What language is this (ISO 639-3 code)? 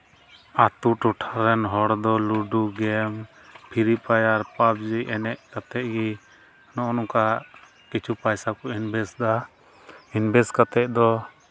sat